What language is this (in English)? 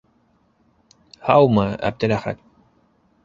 Bashkir